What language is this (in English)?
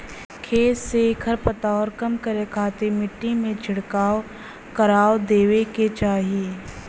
Bhojpuri